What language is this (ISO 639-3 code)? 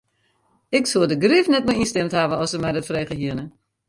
fry